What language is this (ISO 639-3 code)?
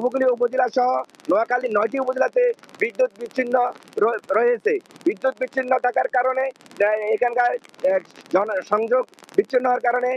ben